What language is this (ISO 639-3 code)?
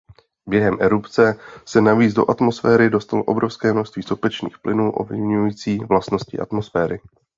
ces